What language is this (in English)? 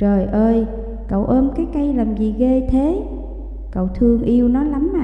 Vietnamese